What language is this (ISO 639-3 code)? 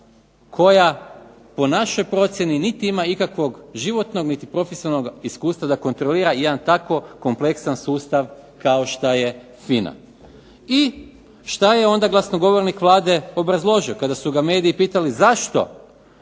hrv